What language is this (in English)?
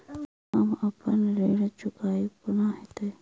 Maithili